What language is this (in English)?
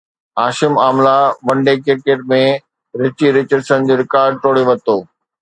Sindhi